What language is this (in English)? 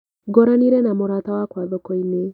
Kikuyu